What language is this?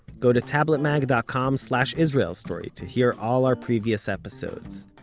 English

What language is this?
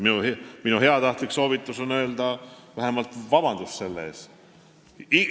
Estonian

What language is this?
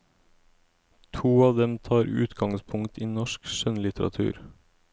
Norwegian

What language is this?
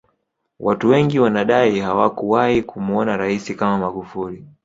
Swahili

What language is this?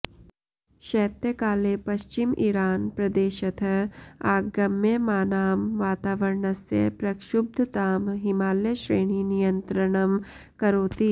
Sanskrit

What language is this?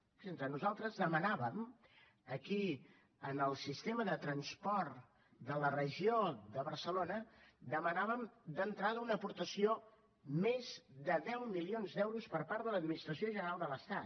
Catalan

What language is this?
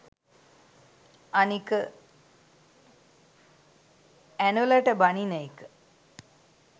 Sinhala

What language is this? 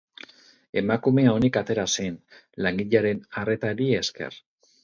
Basque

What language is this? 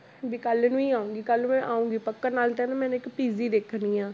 Punjabi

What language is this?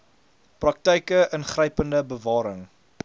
Afrikaans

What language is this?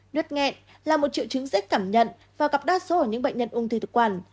Vietnamese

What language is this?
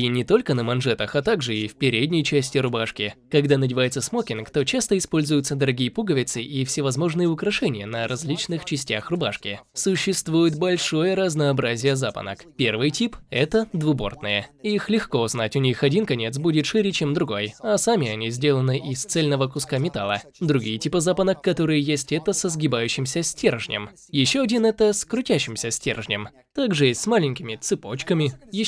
Russian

